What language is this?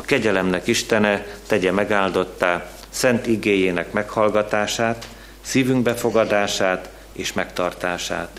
Hungarian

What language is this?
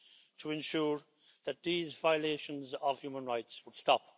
English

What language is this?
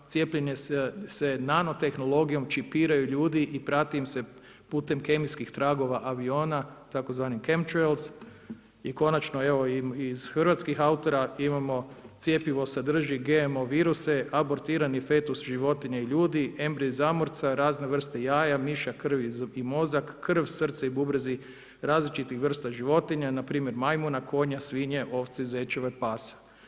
Croatian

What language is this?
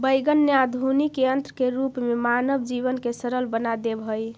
Magahi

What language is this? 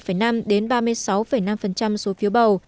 Vietnamese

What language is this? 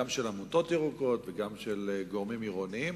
Hebrew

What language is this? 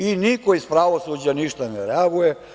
Serbian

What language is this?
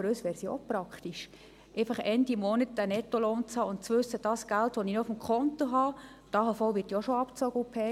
Swiss German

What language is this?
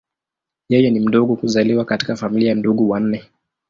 Swahili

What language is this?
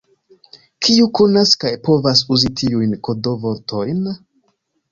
Esperanto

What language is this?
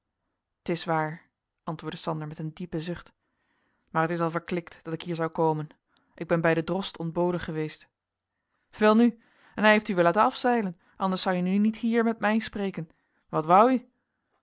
Dutch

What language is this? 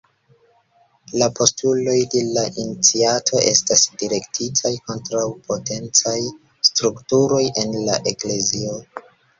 Esperanto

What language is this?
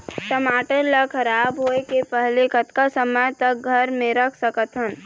Chhattisgarhi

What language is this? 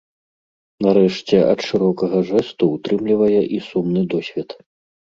Belarusian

